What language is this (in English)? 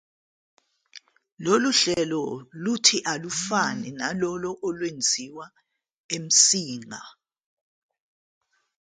Zulu